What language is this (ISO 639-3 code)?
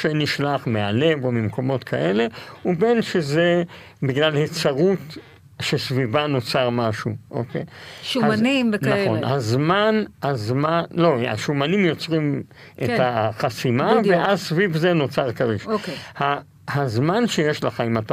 heb